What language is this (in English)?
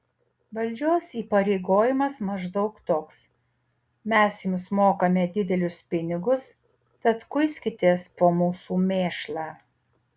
Lithuanian